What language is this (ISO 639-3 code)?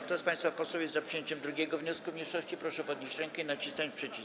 pol